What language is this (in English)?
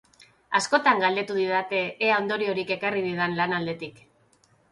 Basque